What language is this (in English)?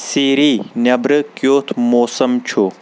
Kashmiri